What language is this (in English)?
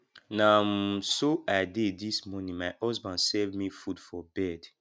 Nigerian Pidgin